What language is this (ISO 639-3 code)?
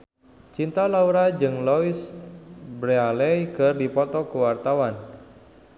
sun